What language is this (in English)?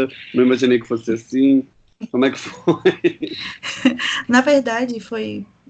Portuguese